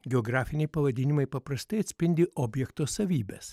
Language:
Lithuanian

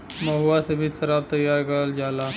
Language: Bhojpuri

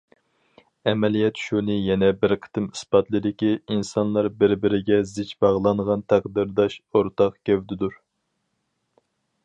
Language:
Uyghur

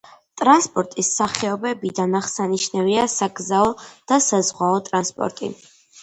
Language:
Georgian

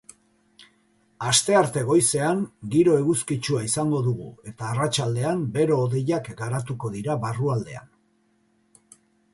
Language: Basque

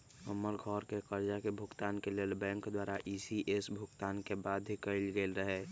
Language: Magahi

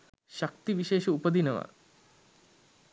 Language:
Sinhala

